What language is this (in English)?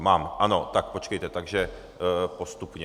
Czech